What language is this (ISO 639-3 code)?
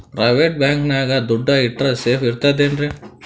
kan